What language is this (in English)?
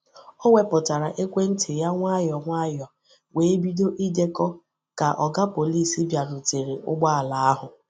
Igbo